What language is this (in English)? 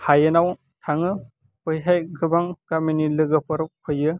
Bodo